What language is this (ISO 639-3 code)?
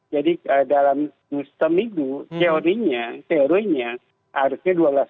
ind